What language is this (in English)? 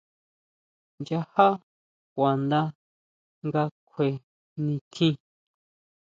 Huautla Mazatec